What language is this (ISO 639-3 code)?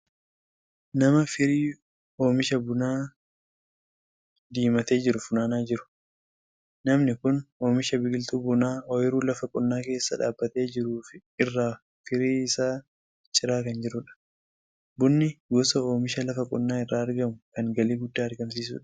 orm